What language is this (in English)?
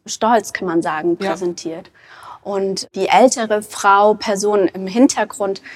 German